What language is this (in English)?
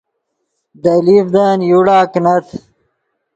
Yidgha